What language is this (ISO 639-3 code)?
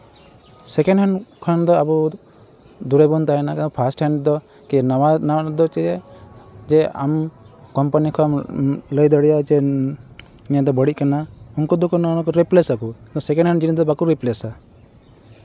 sat